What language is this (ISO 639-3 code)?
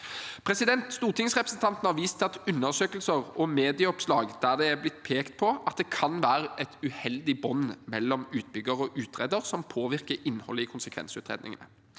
nor